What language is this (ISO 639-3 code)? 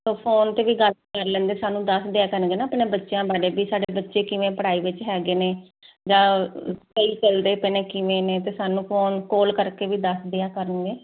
pan